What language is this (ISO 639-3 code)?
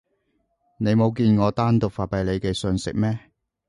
yue